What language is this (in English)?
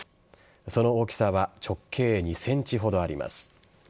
Japanese